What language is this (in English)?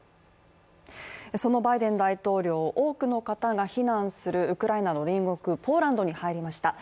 Japanese